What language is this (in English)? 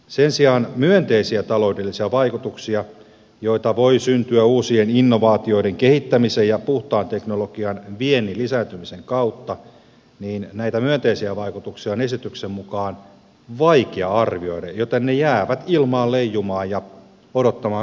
Finnish